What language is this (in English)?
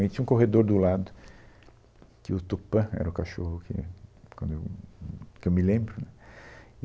Portuguese